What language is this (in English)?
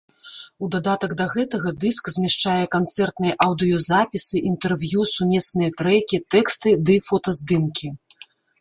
Belarusian